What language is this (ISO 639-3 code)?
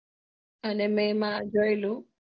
guj